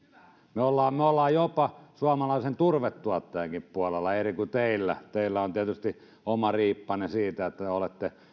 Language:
Finnish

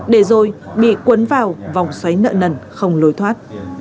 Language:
Vietnamese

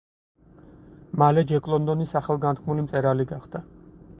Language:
Georgian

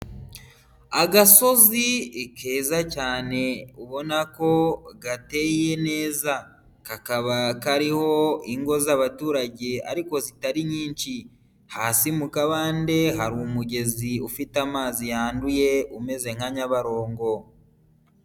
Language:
Kinyarwanda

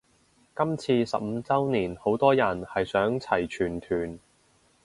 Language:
Cantonese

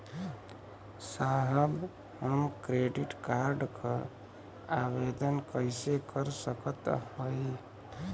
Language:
Bhojpuri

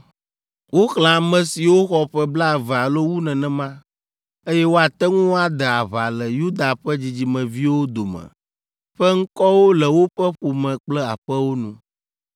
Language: Ewe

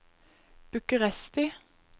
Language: Norwegian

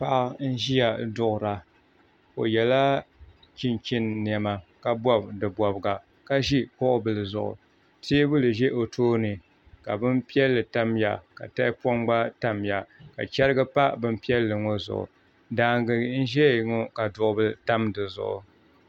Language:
Dagbani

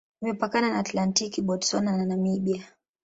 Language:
Swahili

